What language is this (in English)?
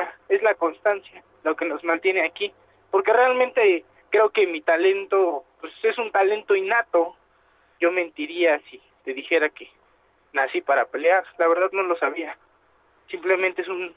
Spanish